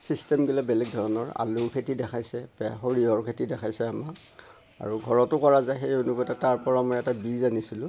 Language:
Assamese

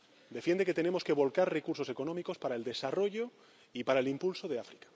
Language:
Spanish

